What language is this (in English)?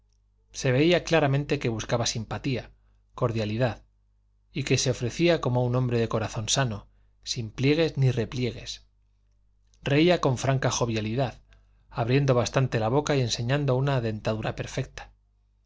Spanish